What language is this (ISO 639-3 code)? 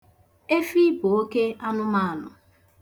ibo